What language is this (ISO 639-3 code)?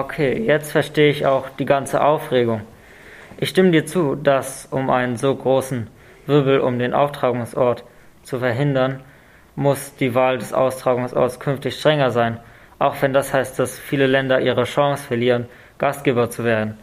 deu